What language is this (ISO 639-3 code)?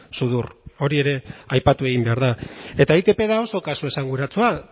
eus